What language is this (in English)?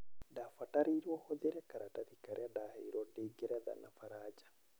Kikuyu